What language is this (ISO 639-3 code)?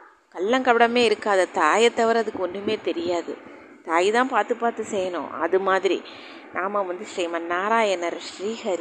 tam